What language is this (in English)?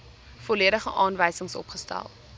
Afrikaans